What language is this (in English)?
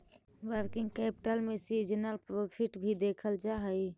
Magahi